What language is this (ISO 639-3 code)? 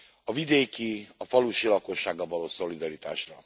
hun